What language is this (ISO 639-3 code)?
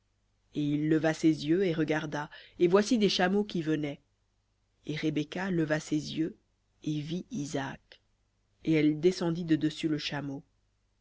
fra